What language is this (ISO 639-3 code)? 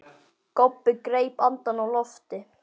isl